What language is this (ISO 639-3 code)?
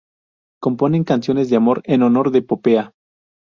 spa